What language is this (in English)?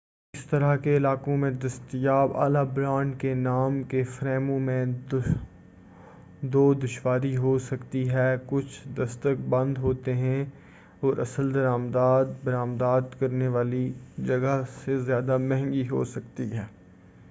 Urdu